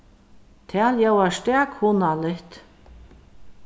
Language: Faroese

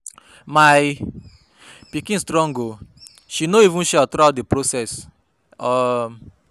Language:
Nigerian Pidgin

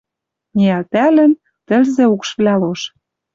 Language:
Western Mari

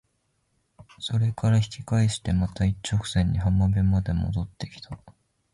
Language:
Japanese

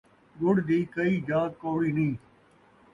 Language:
Saraiki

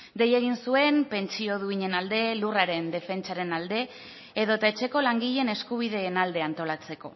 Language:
Basque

